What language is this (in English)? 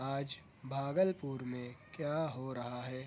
Urdu